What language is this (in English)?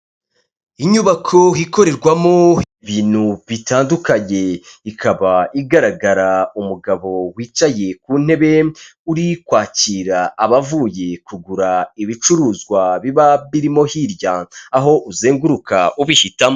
Kinyarwanda